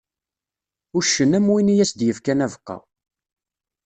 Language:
Kabyle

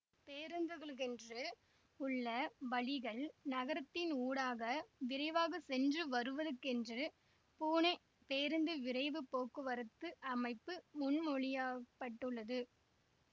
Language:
Tamil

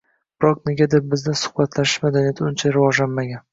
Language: Uzbek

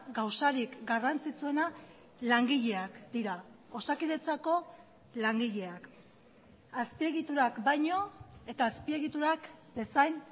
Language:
Basque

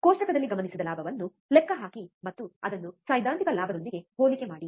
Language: Kannada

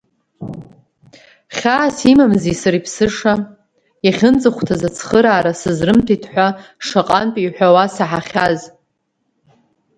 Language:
Abkhazian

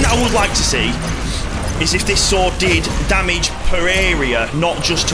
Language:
English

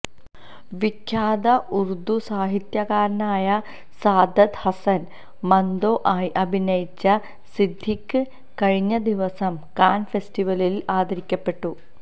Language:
Malayalam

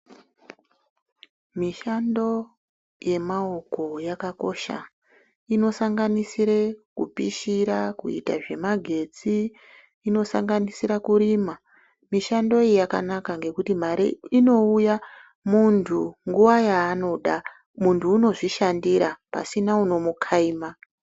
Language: Ndau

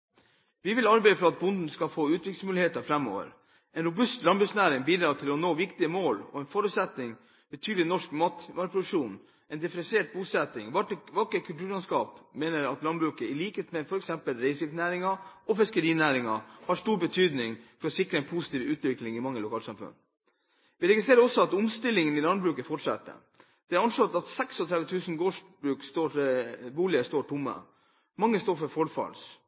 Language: Norwegian Bokmål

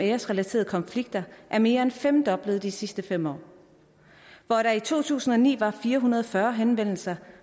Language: Danish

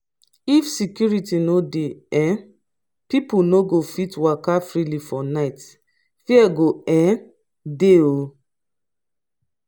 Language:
Nigerian Pidgin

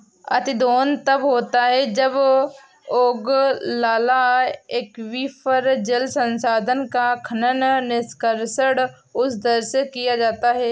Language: Hindi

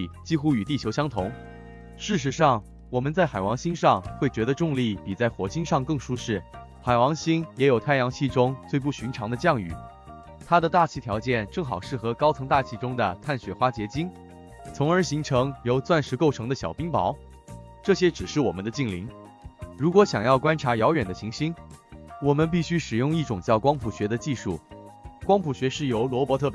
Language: Chinese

